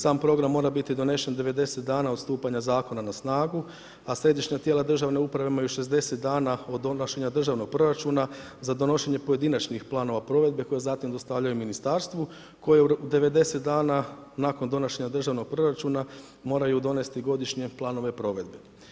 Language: Croatian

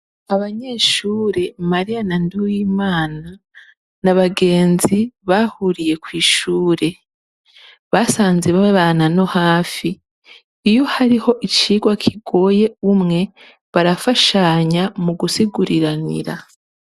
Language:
Rundi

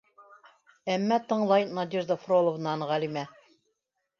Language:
Bashkir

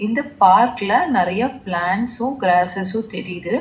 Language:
Tamil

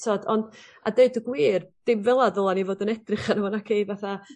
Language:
Welsh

